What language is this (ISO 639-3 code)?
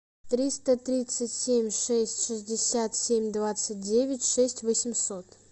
rus